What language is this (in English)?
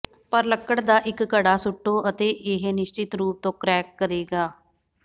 Punjabi